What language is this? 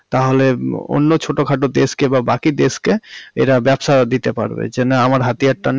Bangla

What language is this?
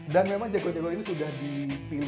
Indonesian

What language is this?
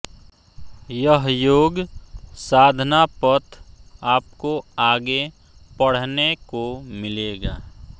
Hindi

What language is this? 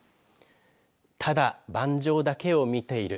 Japanese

